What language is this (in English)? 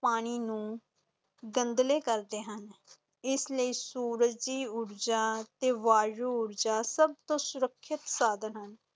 Punjabi